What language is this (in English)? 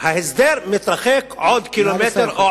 Hebrew